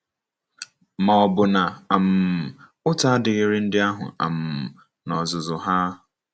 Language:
Igbo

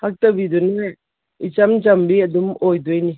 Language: Manipuri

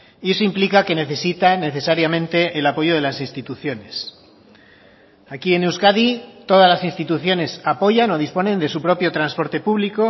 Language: Spanish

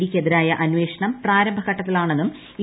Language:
Malayalam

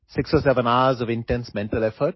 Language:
Assamese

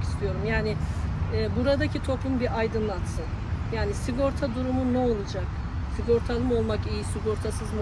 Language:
Turkish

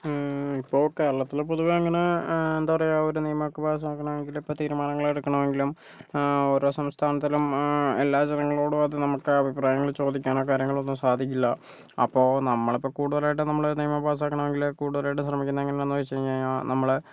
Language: Malayalam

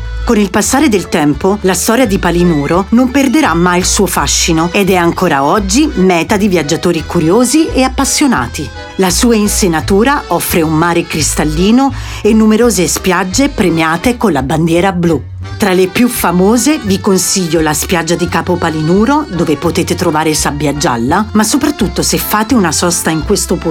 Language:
Italian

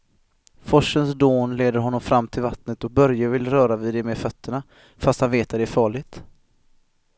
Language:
Swedish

